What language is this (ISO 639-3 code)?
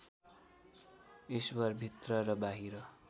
nep